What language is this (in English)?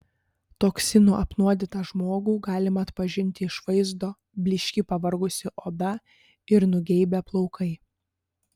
Lithuanian